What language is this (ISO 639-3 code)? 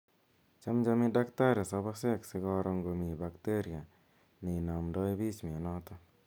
kln